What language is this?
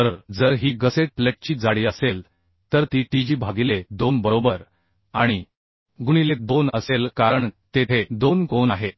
Marathi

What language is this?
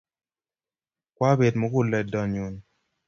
Kalenjin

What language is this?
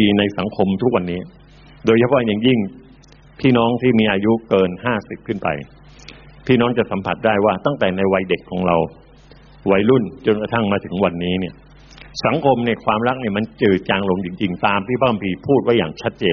Thai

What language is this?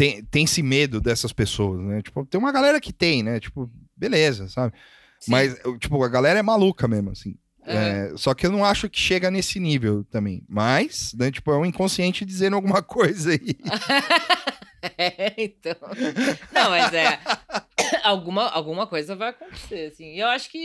Portuguese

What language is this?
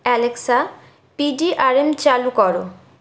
Bangla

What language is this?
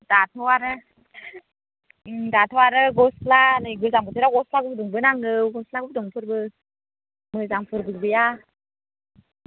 Bodo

